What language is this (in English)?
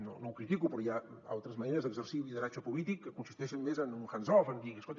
Catalan